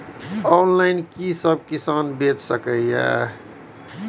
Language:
Maithili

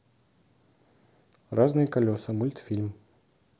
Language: Russian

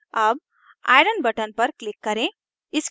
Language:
Hindi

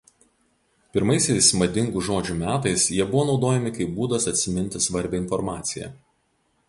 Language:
Lithuanian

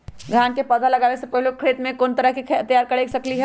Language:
Magahi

